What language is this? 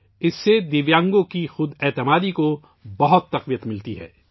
Urdu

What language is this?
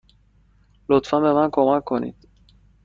Persian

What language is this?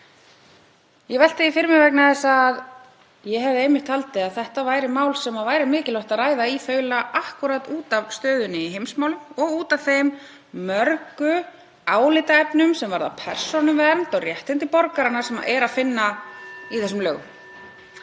Icelandic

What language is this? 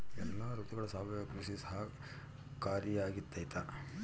Kannada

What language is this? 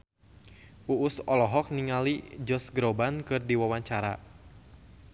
Sundanese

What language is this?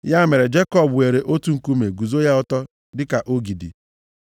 Igbo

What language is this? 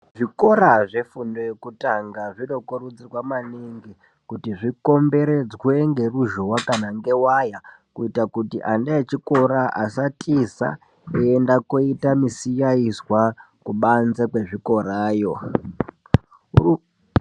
Ndau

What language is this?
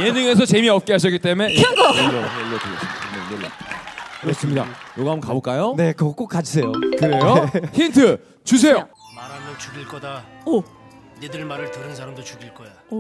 Korean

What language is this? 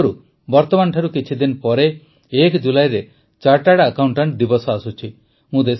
Odia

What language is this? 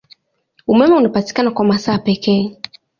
Swahili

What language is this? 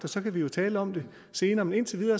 Danish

